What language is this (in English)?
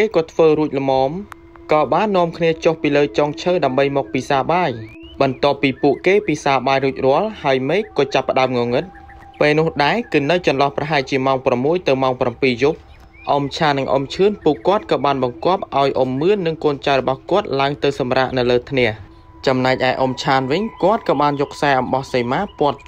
Thai